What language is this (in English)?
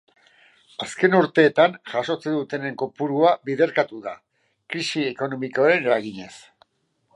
Basque